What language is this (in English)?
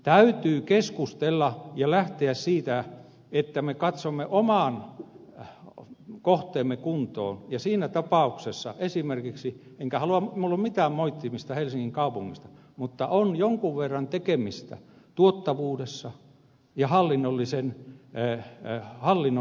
Finnish